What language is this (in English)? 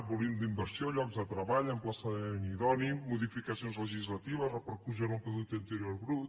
Catalan